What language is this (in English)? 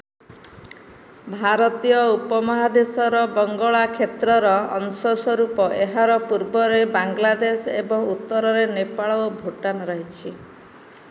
Odia